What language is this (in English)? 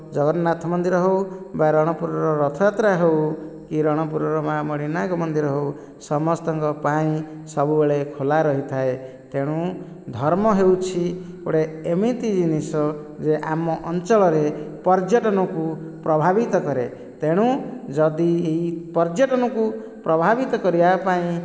Odia